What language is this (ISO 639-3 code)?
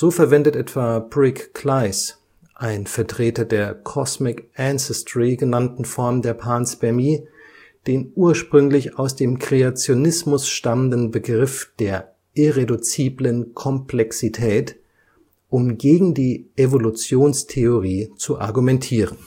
deu